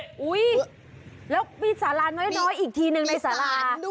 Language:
Thai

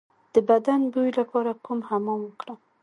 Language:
Pashto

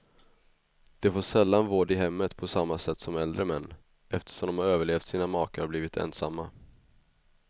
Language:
Swedish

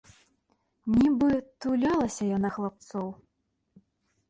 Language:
Belarusian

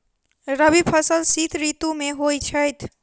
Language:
Maithili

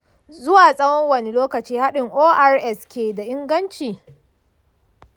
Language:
Hausa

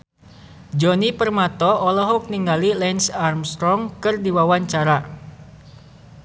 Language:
Sundanese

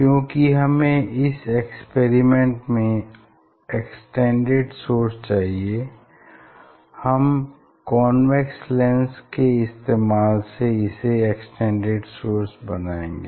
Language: Hindi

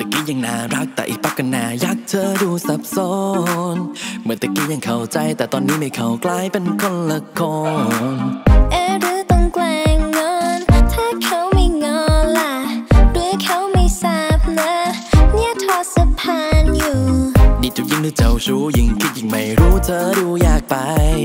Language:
Thai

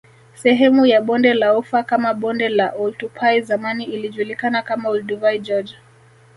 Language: Swahili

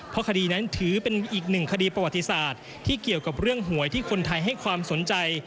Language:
Thai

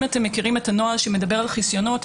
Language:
Hebrew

